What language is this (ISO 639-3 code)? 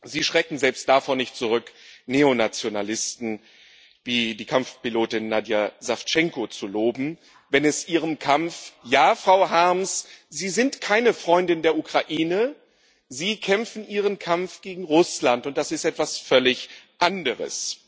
deu